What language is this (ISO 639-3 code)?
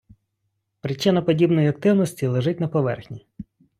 ukr